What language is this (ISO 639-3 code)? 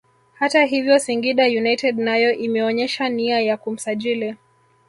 swa